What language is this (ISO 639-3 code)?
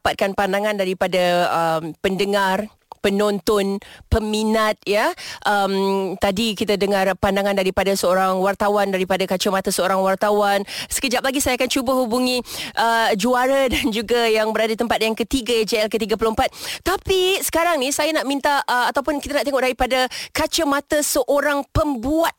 msa